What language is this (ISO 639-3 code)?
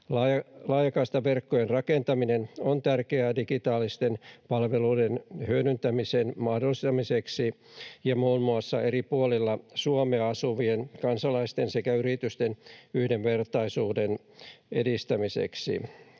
fin